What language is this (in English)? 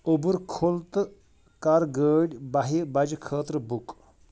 Kashmiri